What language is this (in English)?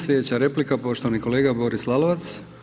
Croatian